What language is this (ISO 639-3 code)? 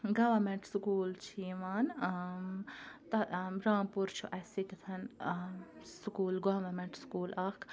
kas